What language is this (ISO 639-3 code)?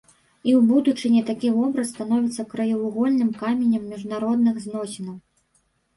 bel